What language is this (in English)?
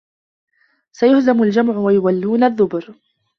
Arabic